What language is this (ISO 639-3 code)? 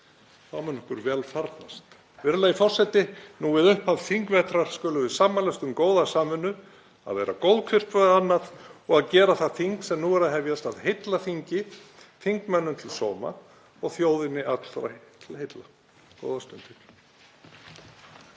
isl